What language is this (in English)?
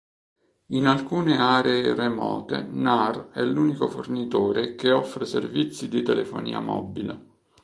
Italian